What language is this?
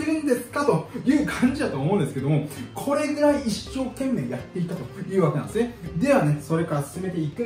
Japanese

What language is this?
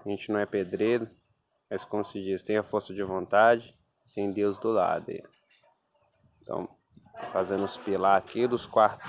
Portuguese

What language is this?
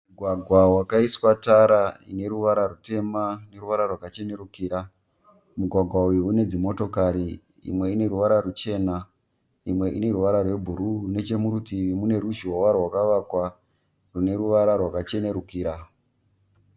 Shona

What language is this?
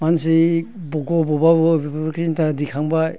Bodo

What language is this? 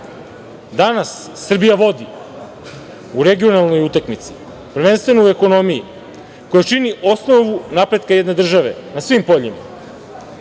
Serbian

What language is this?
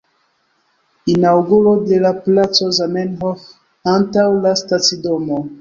Esperanto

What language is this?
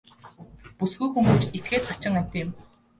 Mongolian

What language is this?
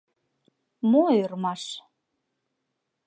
Mari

